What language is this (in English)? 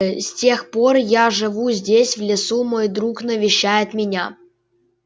Russian